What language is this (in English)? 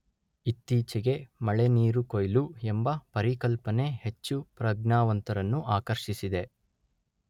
Kannada